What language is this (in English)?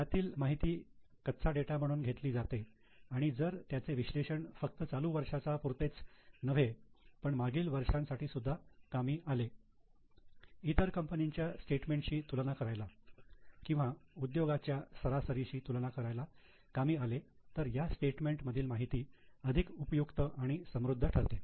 Marathi